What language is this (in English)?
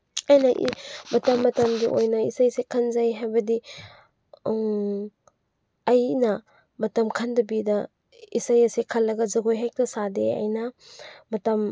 Manipuri